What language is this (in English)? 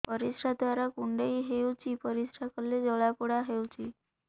Odia